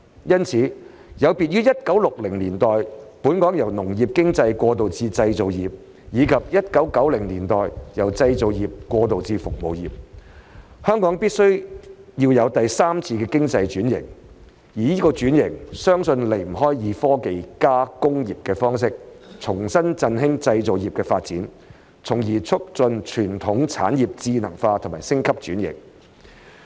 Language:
Cantonese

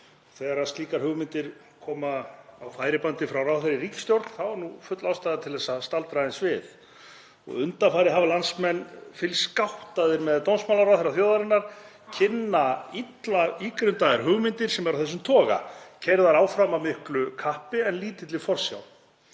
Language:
Icelandic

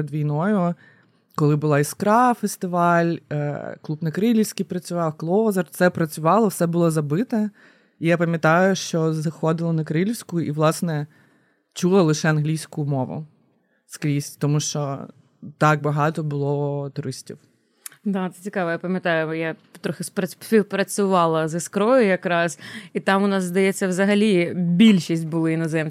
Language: Ukrainian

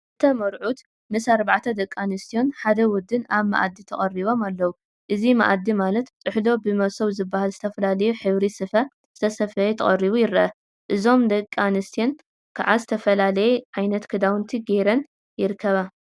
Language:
Tigrinya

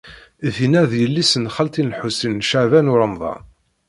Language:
Kabyle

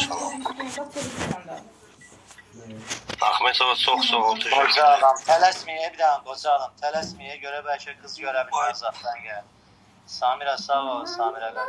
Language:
Turkish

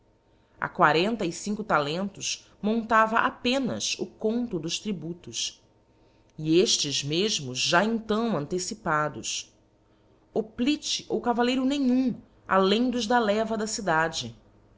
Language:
Portuguese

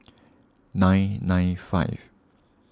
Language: English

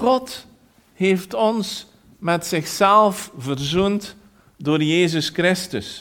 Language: Dutch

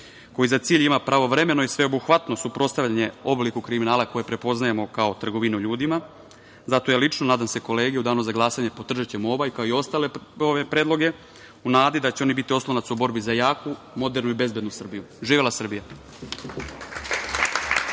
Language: Serbian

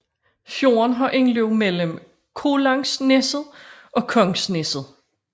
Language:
Danish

